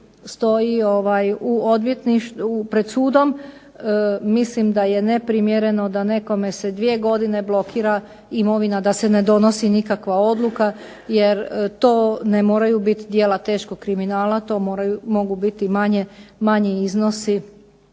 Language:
Croatian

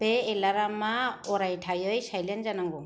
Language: Bodo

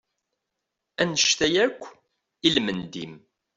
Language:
Kabyle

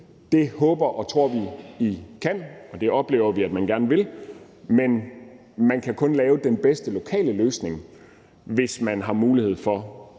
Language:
Danish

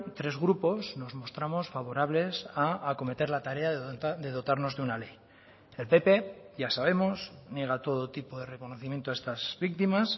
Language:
Spanish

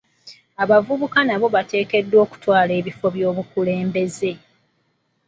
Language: Ganda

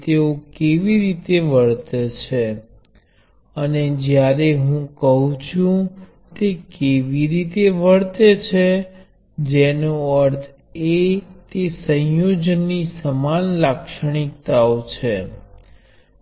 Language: Gujarati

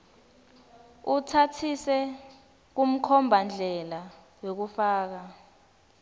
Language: Swati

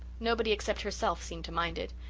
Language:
English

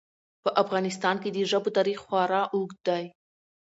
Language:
Pashto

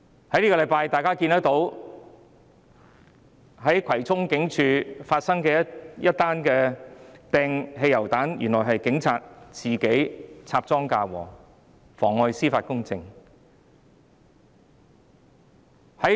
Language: Cantonese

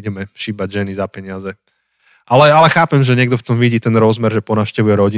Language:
Slovak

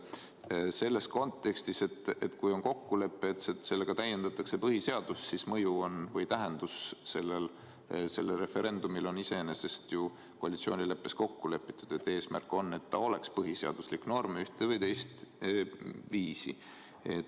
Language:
Estonian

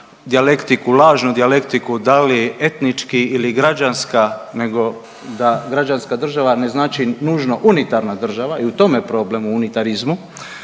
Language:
Croatian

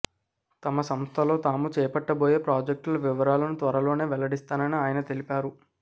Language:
Telugu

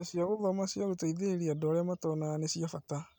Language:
Kikuyu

